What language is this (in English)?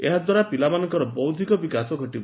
Odia